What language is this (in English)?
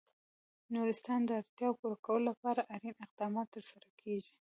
Pashto